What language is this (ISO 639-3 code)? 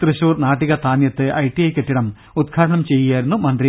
mal